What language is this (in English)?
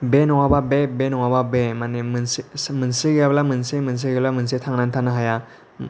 Bodo